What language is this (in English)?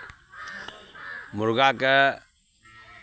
Maithili